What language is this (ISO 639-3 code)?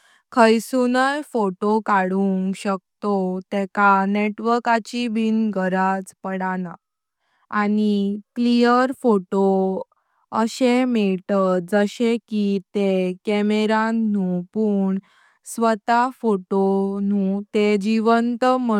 kok